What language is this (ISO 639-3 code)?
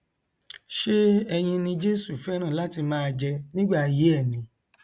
yor